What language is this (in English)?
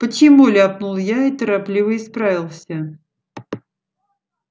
Russian